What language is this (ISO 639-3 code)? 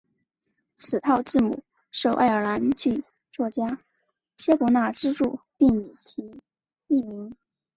zho